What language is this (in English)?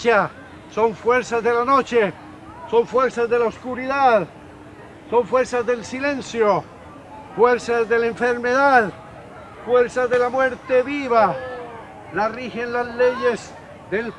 Spanish